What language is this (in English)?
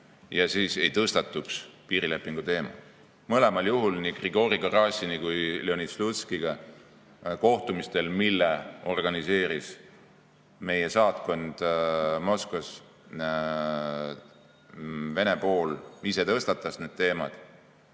Estonian